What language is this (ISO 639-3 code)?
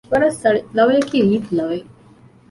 div